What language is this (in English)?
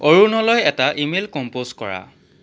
Assamese